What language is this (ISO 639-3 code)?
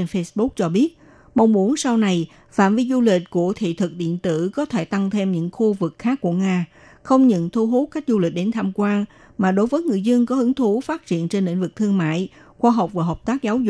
vie